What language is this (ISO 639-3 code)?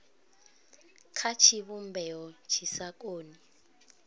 ven